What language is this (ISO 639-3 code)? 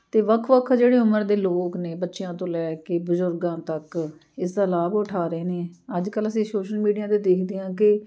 pan